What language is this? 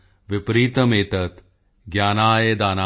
Punjabi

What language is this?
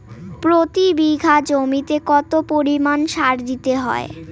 Bangla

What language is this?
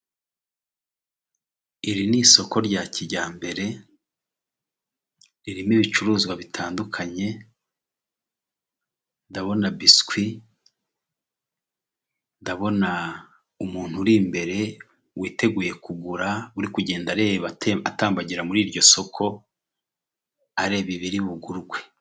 Kinyarwanda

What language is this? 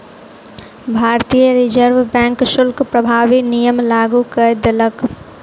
Maithili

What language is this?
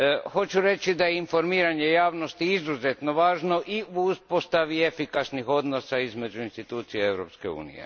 Croatian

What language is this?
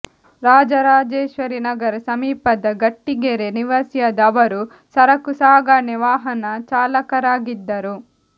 Kannada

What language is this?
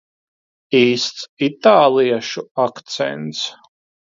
Latvian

